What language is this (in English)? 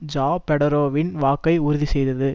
Tamil